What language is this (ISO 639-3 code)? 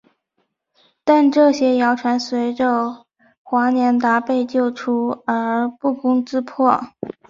zho